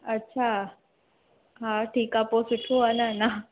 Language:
Sindhi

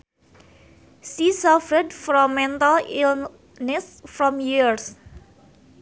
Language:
Sundanese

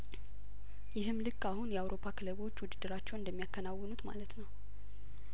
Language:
Amharic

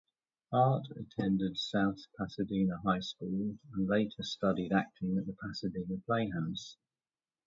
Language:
English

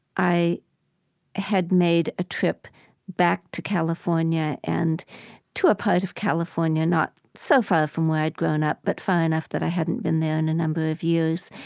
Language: English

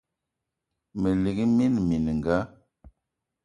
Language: Eton (Cameroon)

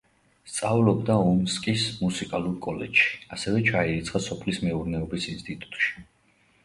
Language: Georgian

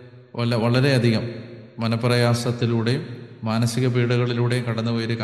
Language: Malayalam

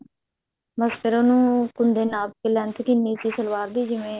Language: Punjabi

